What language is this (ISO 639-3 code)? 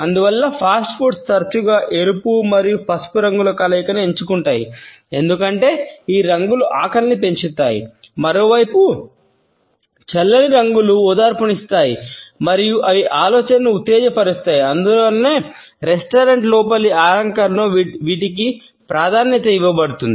tel